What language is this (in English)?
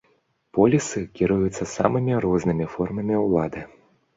Belarusian